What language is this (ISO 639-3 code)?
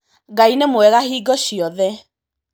kik